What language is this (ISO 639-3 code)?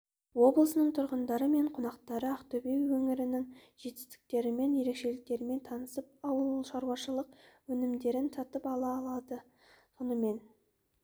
kaz